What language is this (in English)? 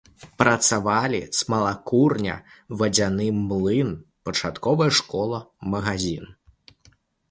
Belarusian